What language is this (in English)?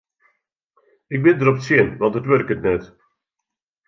Western Frisian